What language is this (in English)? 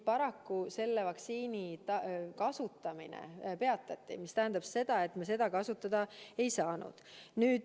Estonian